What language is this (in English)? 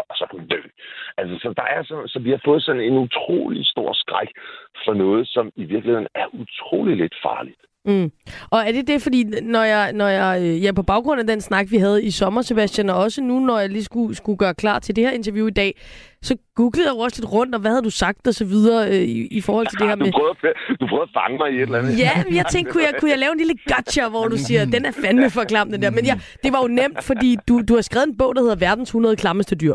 Danish